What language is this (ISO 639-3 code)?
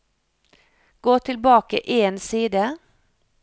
nor